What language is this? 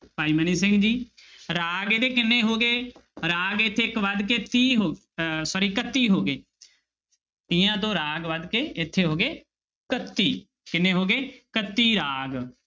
Punjabi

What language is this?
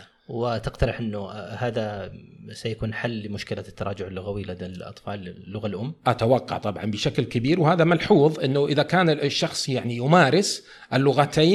Arabic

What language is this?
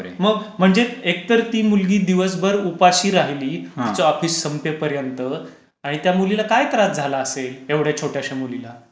Marathi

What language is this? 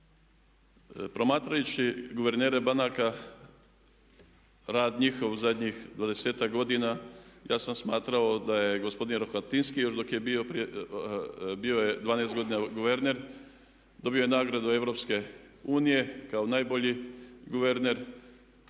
Croatian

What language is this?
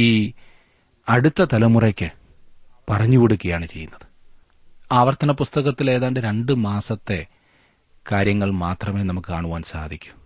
Malayalam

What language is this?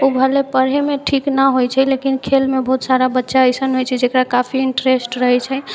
Maithili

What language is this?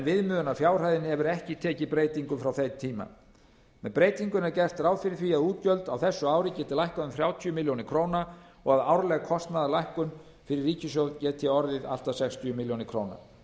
Icelandic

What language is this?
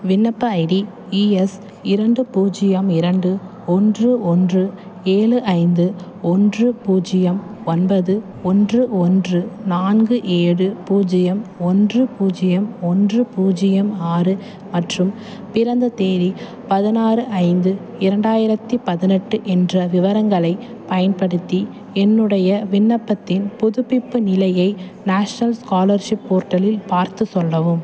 Tamil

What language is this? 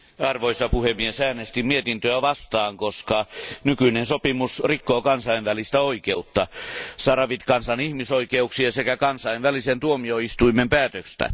Finnish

